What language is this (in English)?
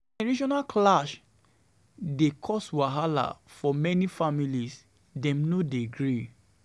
Nigerian Pidgin